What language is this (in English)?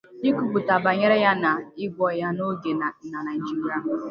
Igbo